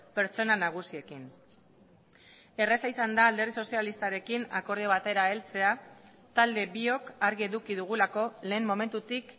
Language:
Basque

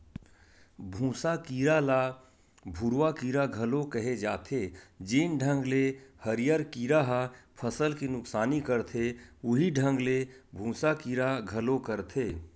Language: Chhattisgarhi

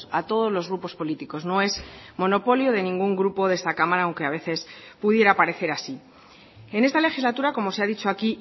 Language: Spanish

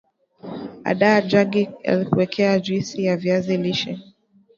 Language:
Swahili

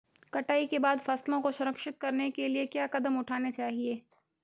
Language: Hindi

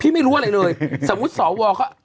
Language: Thai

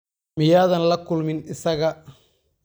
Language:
Somali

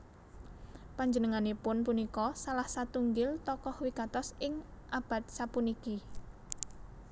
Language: Javanese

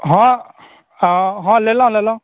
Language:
Maithili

